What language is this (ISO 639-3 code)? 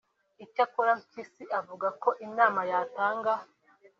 kin